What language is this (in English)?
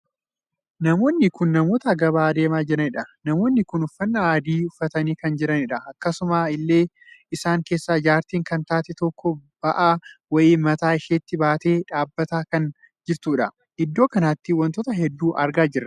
Oromo